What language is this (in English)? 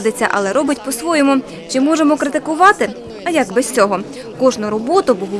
Ukrainian